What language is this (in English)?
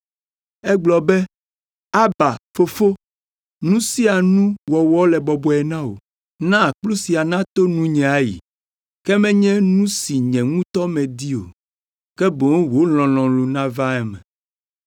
Ewe